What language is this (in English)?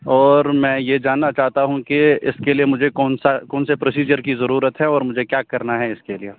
Urdu